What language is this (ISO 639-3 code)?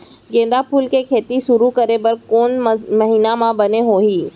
hne